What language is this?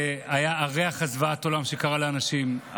Hebrew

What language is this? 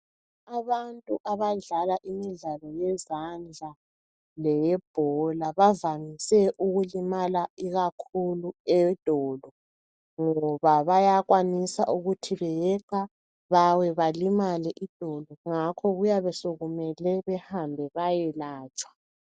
North Ndebele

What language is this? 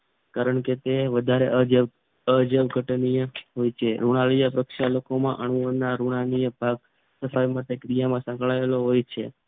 Gujarati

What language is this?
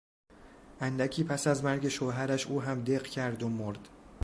Persian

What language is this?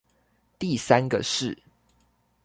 Chinese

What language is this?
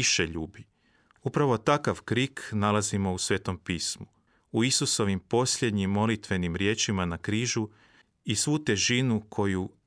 Croatian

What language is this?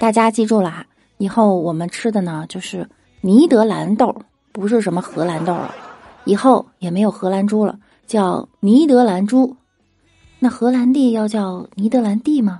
Chinese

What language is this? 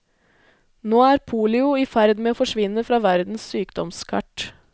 Norwegian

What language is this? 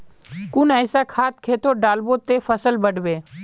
Magahi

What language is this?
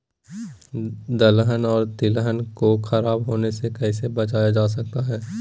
Magahi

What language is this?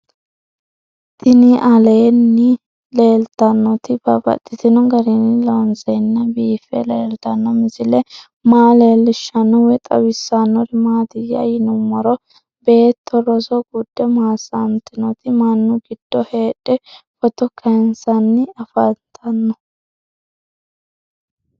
Sidamo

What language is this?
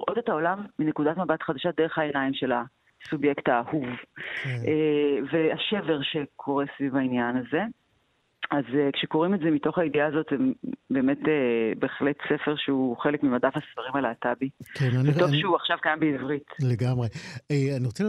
Hebrew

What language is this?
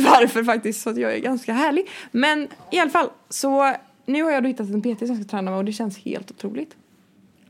Swedish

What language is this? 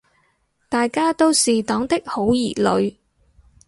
Cantonese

